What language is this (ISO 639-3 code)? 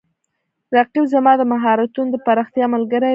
pus